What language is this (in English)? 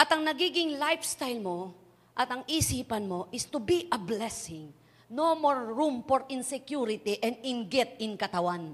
Filipino